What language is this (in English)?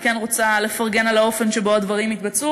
Hebrew